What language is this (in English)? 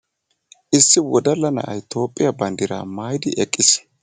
Wolaytta